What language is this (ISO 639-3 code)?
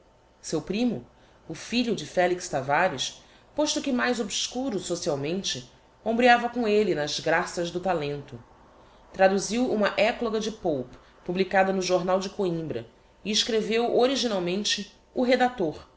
por